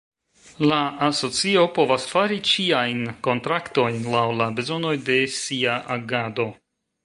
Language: Esperanto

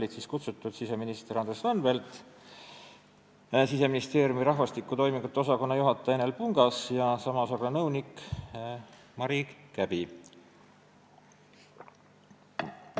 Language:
Estonian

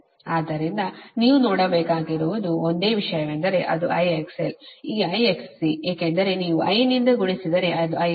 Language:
Kannada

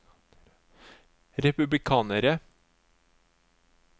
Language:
Norwegian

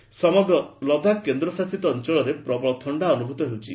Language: Odia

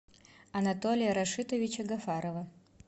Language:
Russian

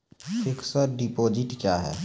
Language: Maithili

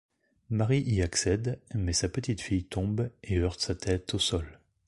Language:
French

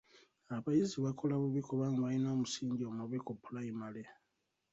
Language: Ganda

